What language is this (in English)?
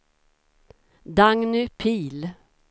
Swedish